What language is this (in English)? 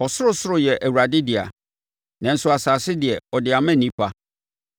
Akan